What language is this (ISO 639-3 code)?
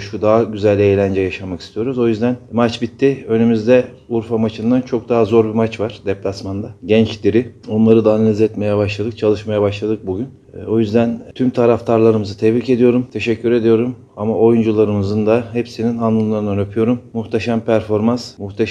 tur